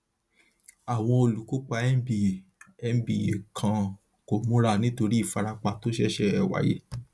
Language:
Yoruba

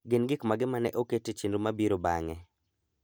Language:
Luo (Kenya and Tanzania)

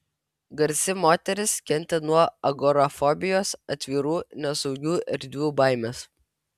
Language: Lithuanian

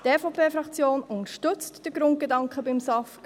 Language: Swiss German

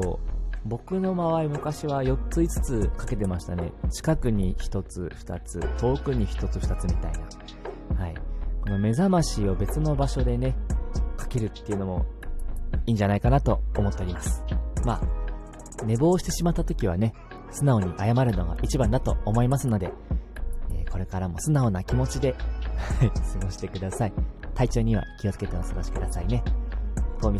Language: Japanese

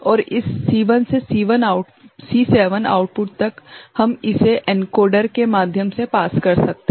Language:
Hindi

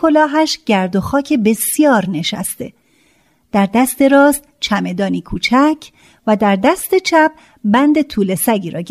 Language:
Persian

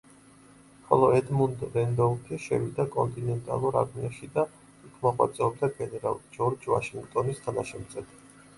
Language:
Georgian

